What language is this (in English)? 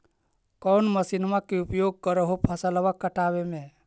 Magahi